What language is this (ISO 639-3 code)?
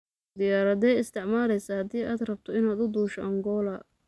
som